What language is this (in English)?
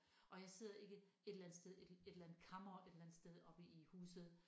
Danish